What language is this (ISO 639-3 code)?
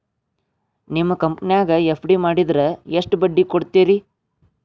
kan